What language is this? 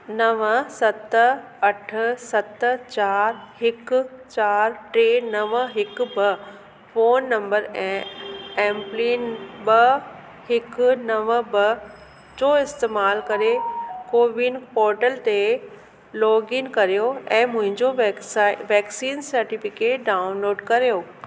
Sindhi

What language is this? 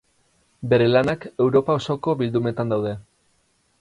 Basque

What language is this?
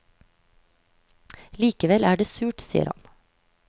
Norwegian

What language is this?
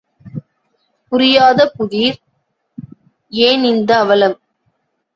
Tamil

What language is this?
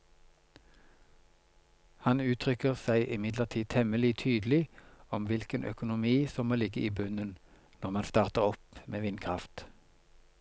Norwegian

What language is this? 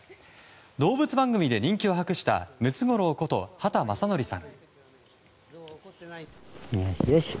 Japanese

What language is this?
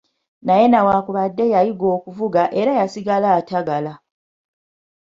Ganda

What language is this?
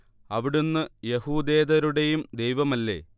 Malayalam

